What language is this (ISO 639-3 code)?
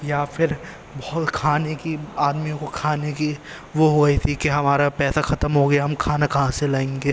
urd